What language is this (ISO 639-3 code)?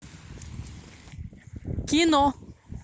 rus